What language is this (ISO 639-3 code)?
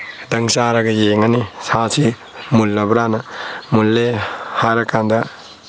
mni